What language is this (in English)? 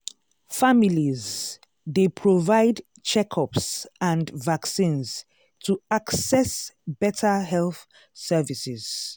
Nigerian Pidgin